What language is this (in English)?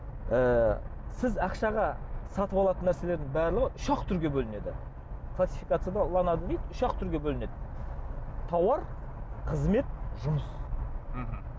Kazakh